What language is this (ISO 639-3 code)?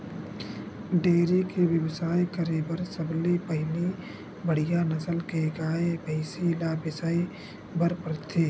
hne